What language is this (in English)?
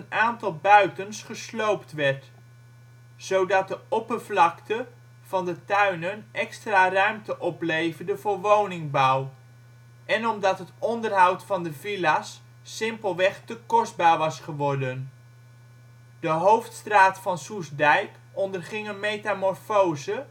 Dutch